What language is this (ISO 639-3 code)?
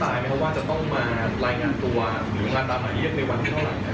tha